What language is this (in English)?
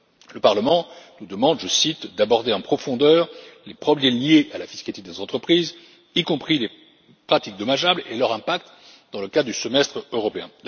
French